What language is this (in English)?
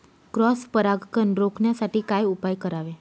Marathi